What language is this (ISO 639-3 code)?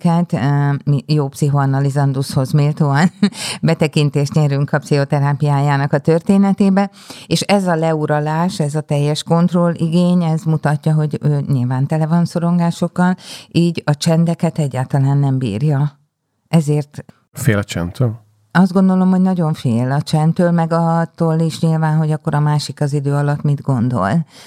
hun